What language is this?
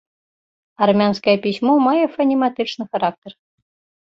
Belarusian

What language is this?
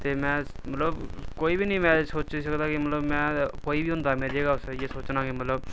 Dogri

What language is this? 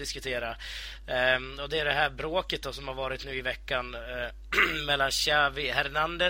Swedish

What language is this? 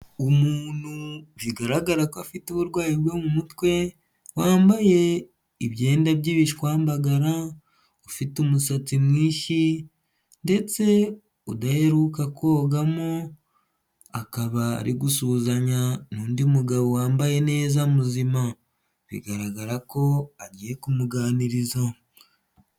Kinyarwanda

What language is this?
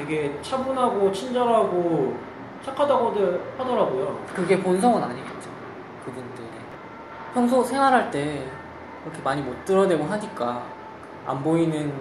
Korean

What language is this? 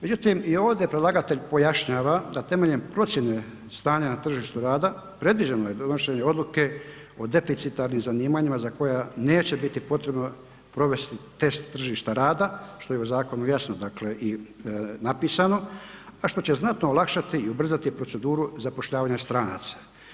Croatian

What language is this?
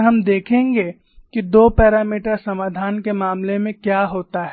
Hindi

